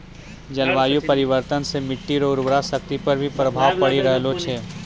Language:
Maithili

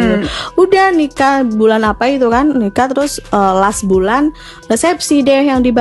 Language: Indonesian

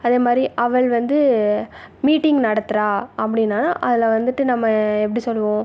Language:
Tamil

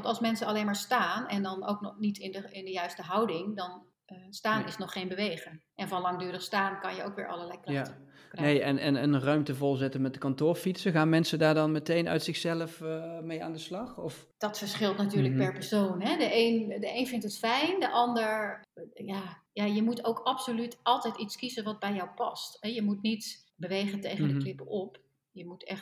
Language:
Dutch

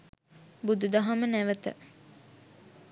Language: Sinhala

